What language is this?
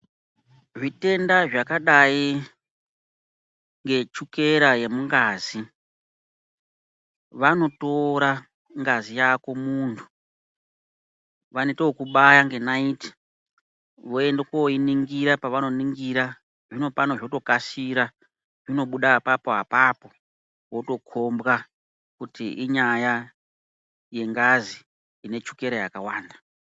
Ndau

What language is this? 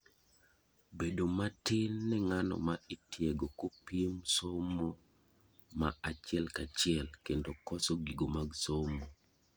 Luo (Kenya and Tanzania)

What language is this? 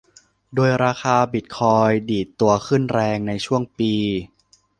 Thai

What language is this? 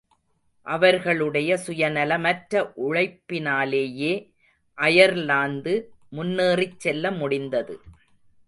Tamil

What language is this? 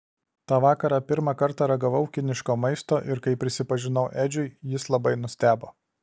Lithuanian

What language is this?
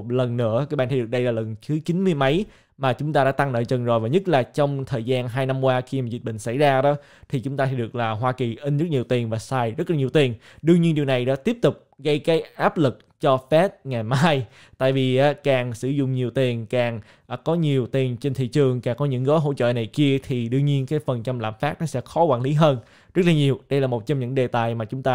Vietnamese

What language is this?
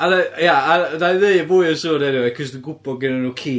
Welsh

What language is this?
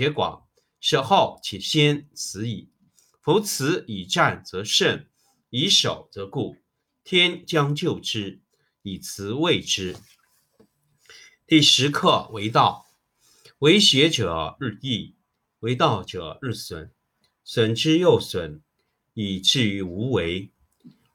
Chinese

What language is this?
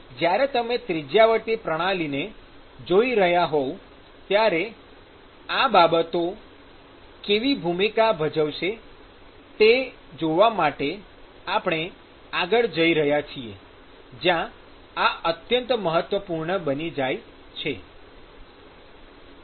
Gujarati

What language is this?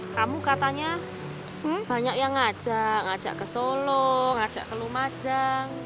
Indonesian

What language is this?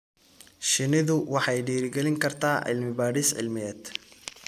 Somali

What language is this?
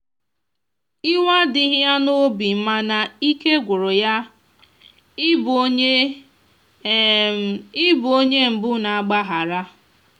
Igbo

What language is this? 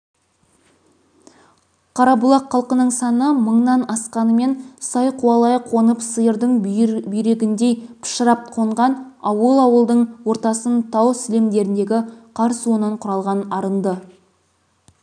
Kazakh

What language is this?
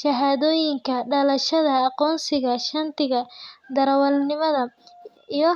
Somali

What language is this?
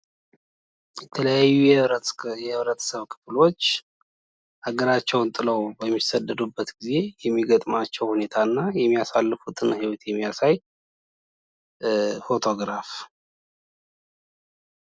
Amharic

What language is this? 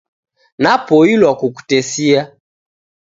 Taita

